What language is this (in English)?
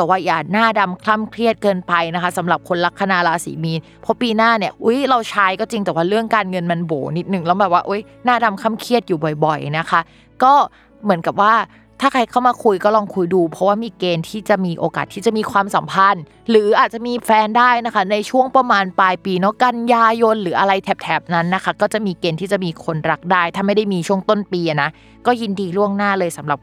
Thai